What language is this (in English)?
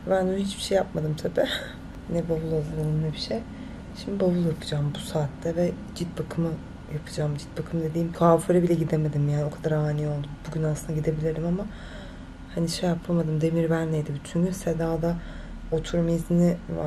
Turkish